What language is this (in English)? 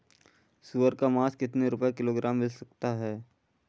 Hindi